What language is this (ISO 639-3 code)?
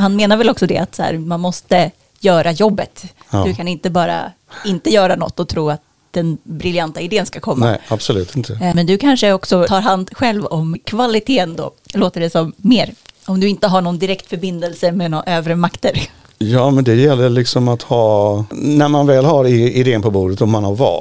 swe